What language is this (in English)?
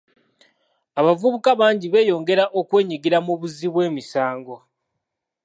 Ganda